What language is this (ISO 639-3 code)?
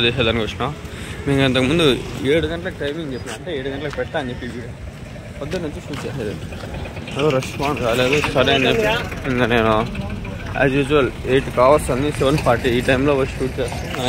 hin